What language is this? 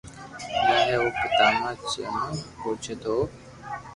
Loarki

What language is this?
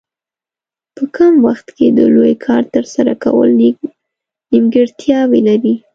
Pashto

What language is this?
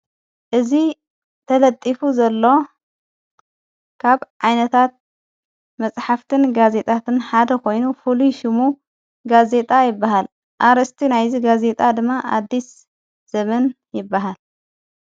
Tigrinya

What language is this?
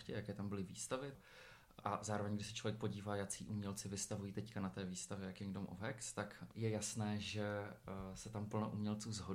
Czech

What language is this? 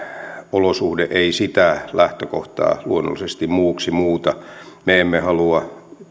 Finnish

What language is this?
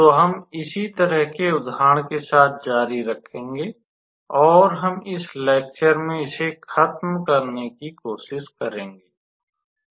Hindi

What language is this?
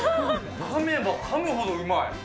Japanese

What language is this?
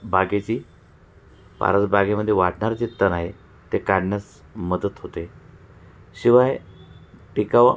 Marathi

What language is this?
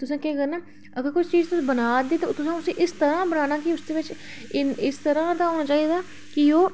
Dogri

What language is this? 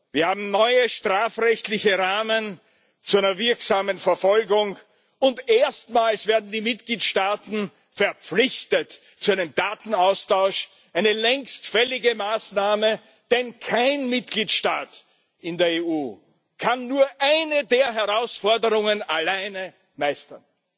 German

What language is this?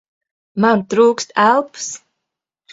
Latvian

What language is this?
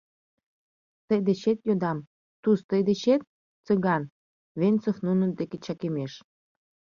Mari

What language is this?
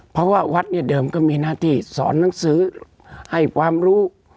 Thai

